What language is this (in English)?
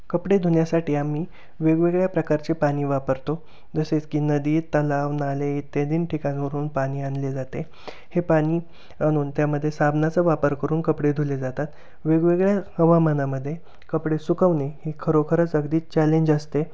Marathi